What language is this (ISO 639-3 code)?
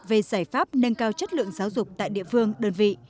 vie